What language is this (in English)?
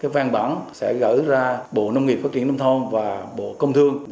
Vietnamese